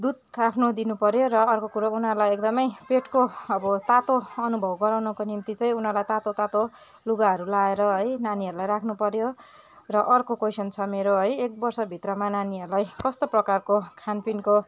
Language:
Nepali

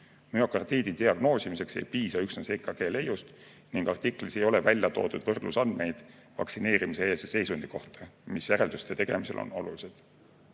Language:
Estonian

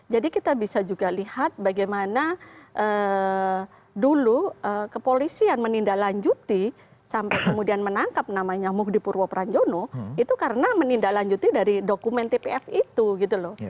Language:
Indonesian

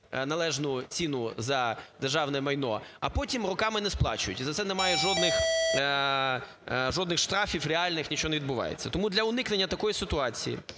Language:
Ukrainian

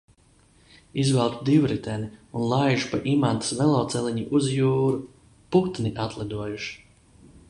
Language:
Latvian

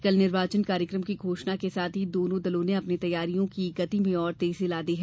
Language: Hindi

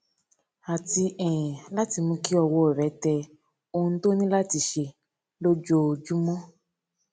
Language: Yoruba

